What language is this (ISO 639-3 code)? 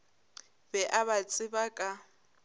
nso